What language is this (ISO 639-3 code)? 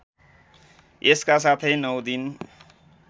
nep